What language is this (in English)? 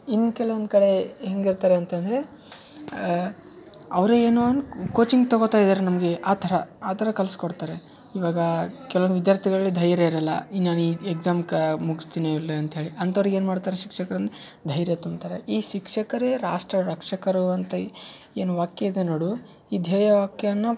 Kannada